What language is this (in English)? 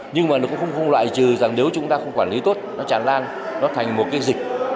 Vietnamese